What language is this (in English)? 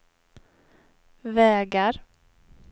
Swedish